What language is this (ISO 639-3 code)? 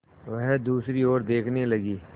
hin